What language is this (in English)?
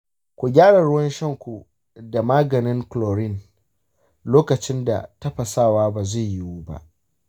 Hausa